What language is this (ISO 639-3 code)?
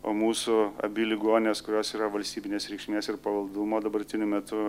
lit